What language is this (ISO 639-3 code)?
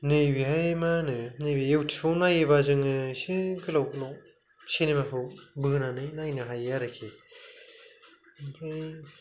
brx